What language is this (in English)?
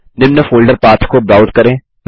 Hindi